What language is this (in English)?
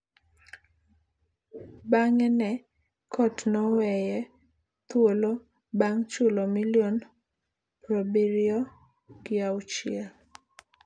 Luo (Kenya and Tanzania)